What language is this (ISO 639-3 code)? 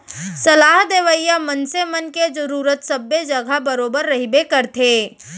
hne